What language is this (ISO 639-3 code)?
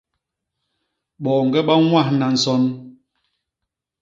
bas